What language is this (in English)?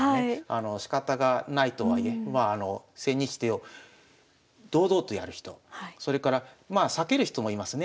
Japanese